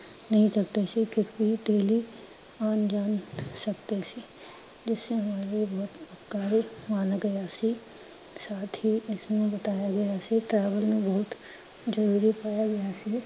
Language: Punjabi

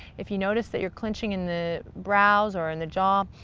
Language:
English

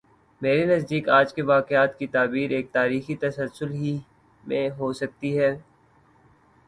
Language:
Urdu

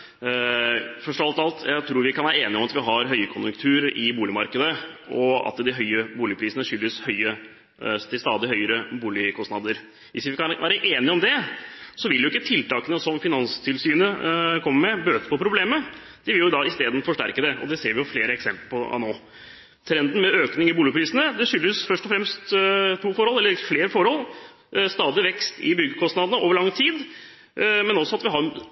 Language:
Norwegian Bokmål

